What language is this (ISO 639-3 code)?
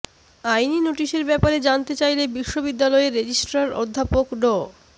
ben